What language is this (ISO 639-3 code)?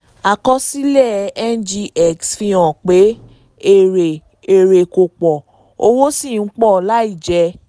yor